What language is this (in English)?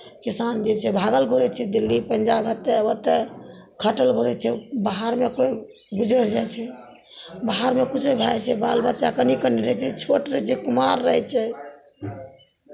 Maithili